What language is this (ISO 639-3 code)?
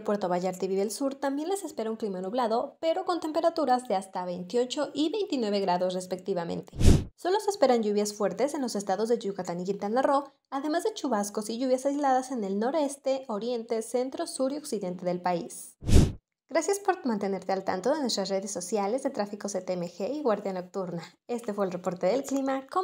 spa